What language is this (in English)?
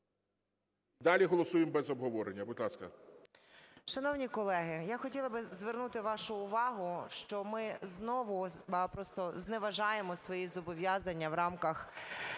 Ukrainian